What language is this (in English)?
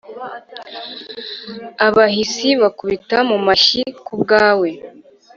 Kinyarwanda